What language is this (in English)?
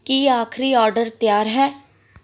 Punjabi